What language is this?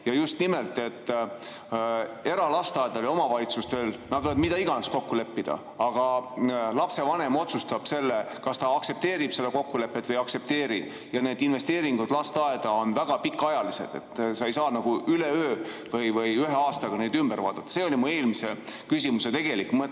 Estonian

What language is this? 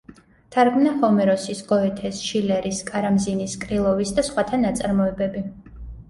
Georgian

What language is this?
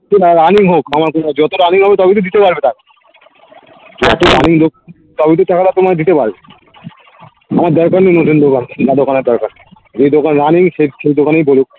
Bangla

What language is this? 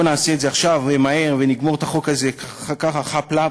Hebrew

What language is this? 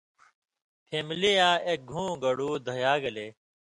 Indus Kohistani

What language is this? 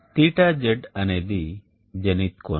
Telugu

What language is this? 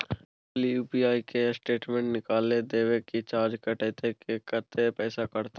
Maithili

